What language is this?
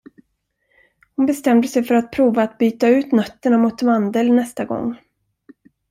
Swedish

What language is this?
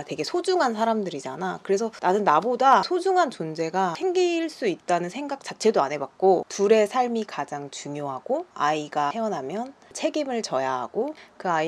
Korean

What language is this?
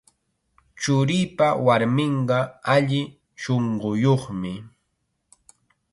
Chiquián Ancash Quechua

